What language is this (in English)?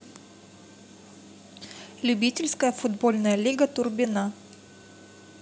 Russian